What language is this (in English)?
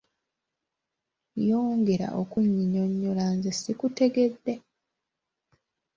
Ganda